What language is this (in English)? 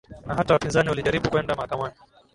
Swahili